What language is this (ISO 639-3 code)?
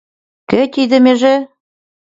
chm